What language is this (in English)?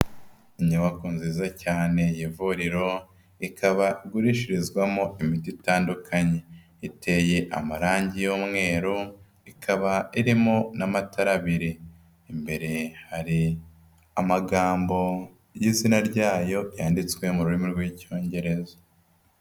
Kinyarwanda